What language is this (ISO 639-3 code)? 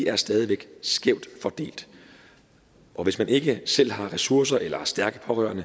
dan